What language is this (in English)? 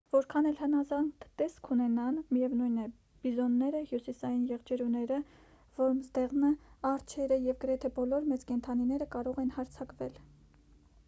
Armenian